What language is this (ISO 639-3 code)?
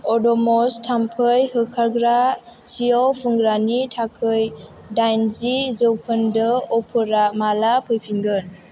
brx